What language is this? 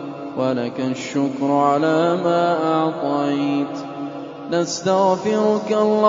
Arabic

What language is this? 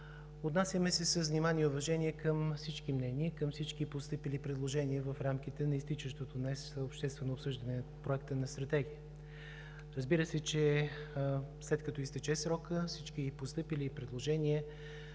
Bulgarian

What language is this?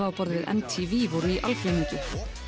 Icelandic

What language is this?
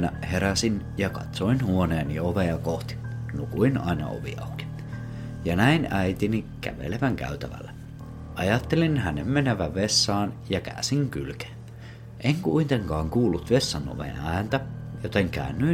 Finnish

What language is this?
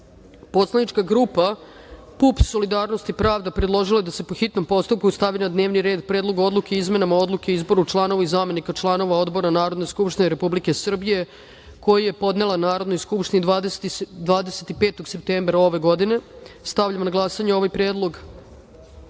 Serbian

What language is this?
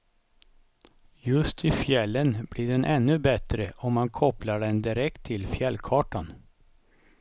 Swedish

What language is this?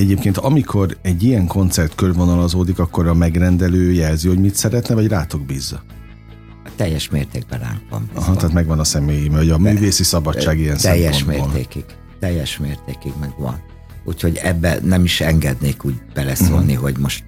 Hungarian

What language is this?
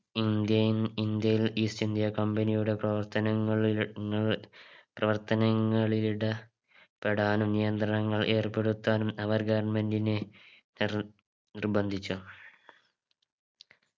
Malayalam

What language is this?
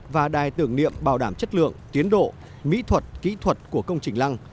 Vietnamese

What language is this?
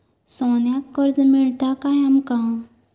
Marathi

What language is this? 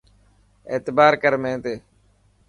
Dhatki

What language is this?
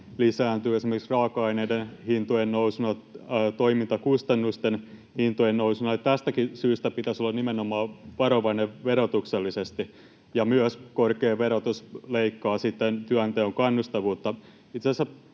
Finnish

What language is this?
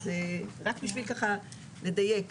Hebrew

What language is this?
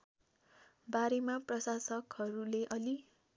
Nepali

